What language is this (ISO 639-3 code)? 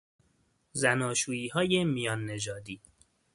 fas